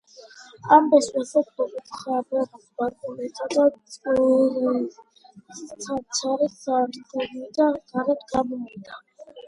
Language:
Georgian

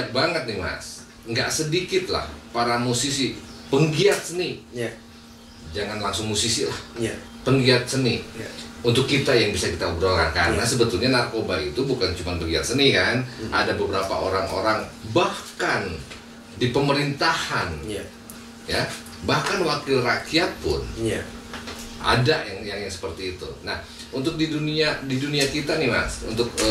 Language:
Indonesian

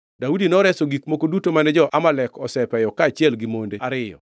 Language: Luo (Kenya and Tanzania)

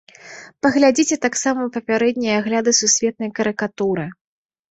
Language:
Belarusian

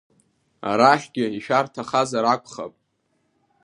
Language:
Abkhazian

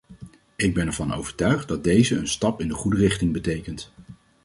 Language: Dutch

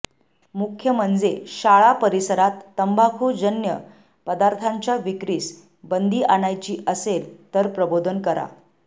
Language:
Marathi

